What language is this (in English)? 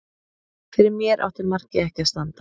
Icelandic